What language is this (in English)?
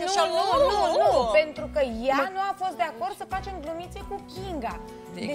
Romanian